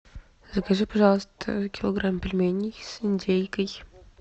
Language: Russian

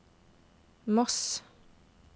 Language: Norwegian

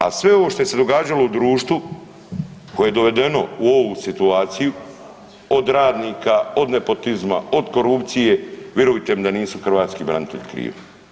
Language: Croatian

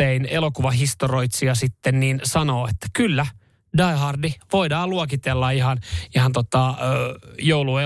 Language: Finnish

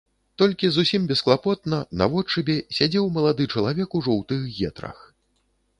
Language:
Belarusian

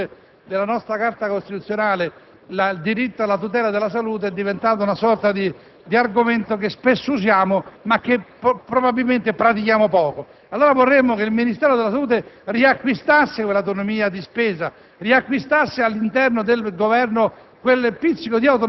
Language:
Italian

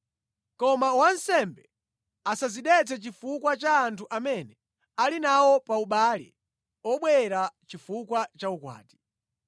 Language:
Nyanja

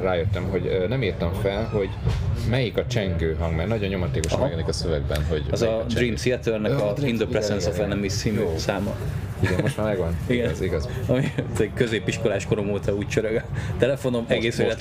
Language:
Hungarian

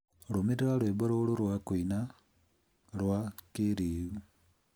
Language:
Kikuyu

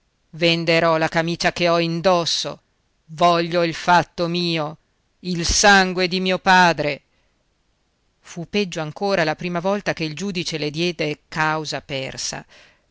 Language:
Italian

